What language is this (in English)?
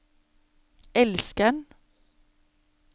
Norwegian